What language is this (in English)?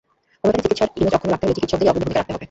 Bangla